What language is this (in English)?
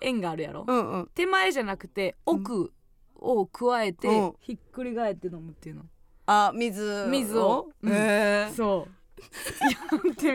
Japanese